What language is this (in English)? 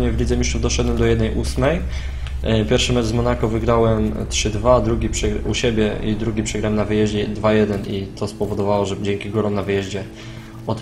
Polish